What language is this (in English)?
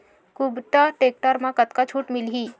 Chhattisgarhi